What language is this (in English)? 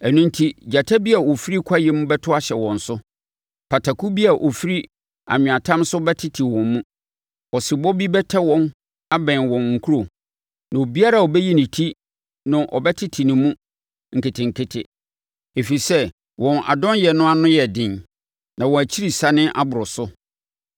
Akan